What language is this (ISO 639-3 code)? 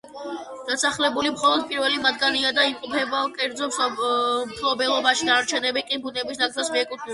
kat